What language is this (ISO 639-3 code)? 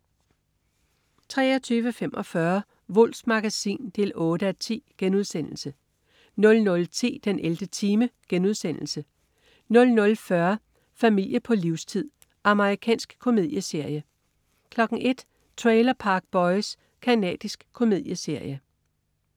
dan